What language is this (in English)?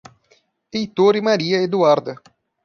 Portuguese